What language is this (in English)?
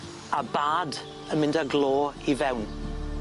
Welsh